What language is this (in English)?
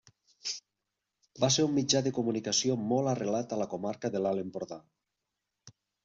Catalan